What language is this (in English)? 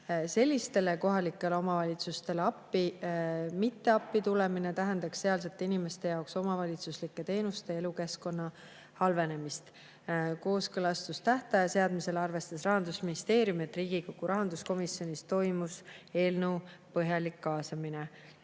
Estonian